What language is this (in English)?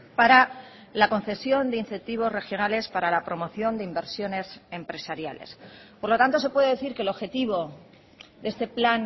Spanish